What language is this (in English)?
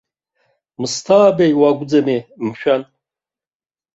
Abkhazian